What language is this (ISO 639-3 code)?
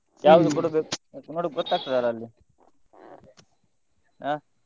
kan